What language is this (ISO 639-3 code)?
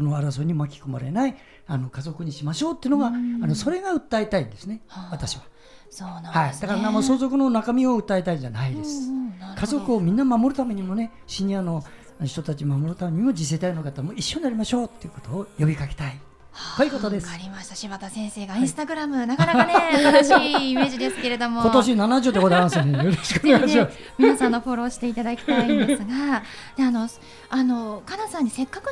jpn